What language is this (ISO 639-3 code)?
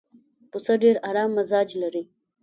pus